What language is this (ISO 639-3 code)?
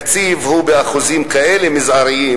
heb